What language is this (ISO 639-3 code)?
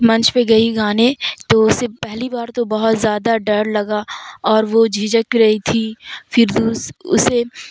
urd